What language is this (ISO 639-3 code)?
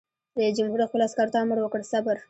pus